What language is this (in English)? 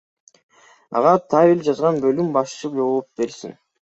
Kyrgyz